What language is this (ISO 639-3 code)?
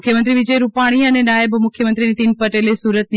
guj